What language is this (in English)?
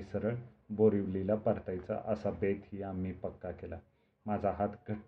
Marathi